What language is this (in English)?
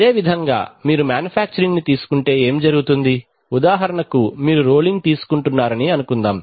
Telugu